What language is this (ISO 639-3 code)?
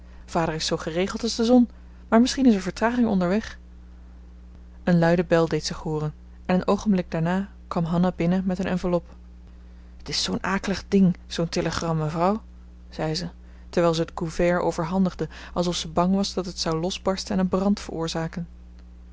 nld